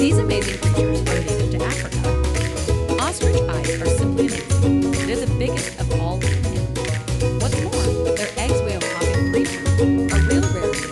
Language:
English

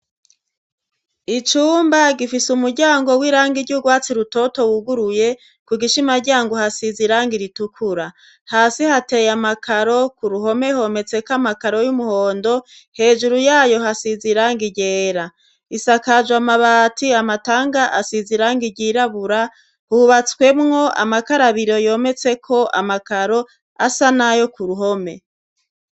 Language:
Rundi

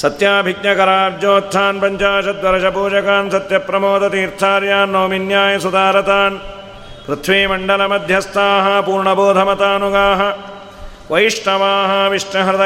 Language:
Kannada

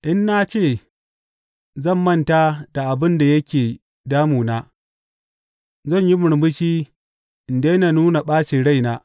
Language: Hausa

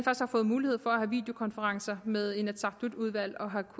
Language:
Danish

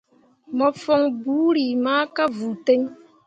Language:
Mundang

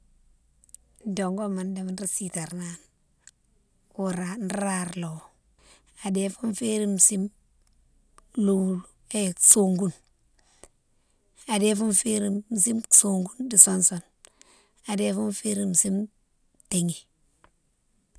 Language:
Mansoanka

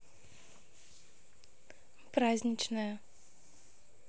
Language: Russian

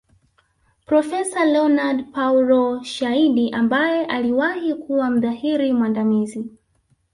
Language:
Swahili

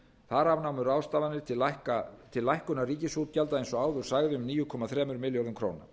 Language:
Icelandic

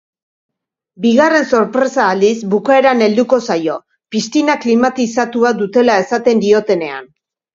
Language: Basque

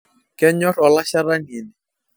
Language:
Masai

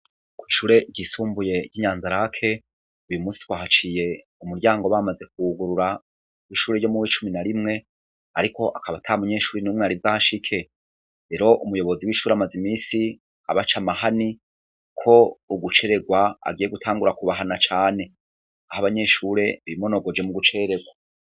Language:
Rundi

